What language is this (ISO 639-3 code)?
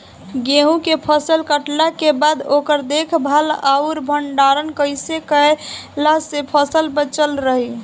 bho